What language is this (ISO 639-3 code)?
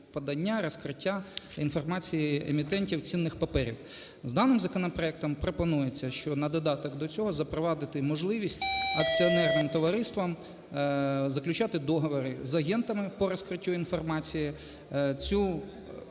ukr